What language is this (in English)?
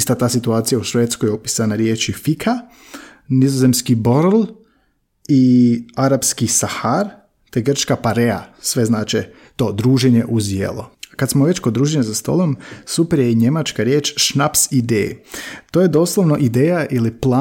Croatian